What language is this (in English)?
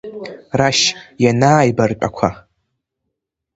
Abkhazian